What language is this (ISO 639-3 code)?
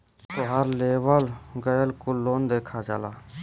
bho